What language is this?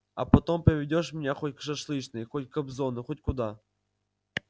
Russian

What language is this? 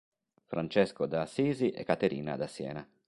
Italian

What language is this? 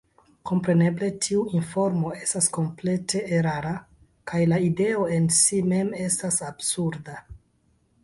Esperanto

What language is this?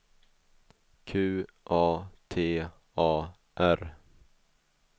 Swedish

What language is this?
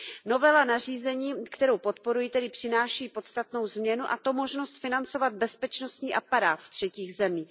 Czech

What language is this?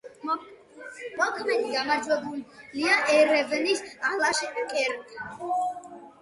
Georgian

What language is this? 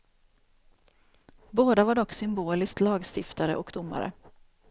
Swedish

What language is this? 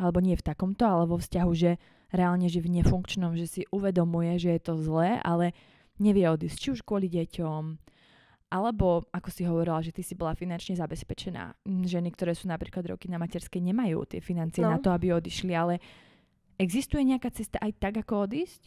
Slovak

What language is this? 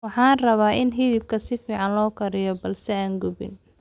Somali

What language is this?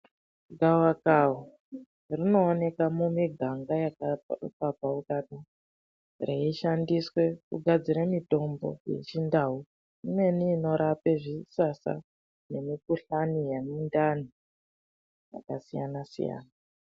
Ndau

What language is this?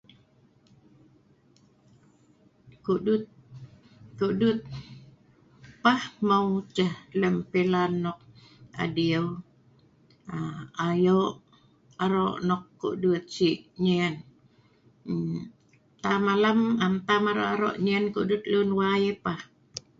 Sa'ban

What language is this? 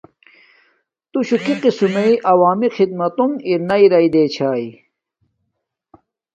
Domaaki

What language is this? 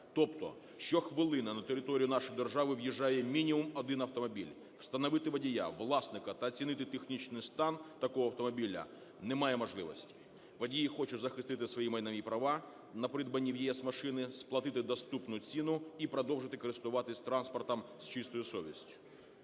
Ukrainian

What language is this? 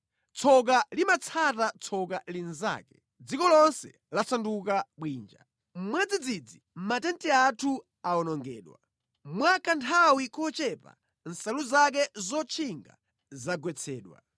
Nyanja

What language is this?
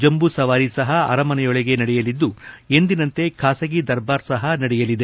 Kannada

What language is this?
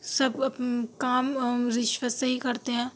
Urdu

